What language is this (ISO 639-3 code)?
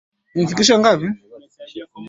swa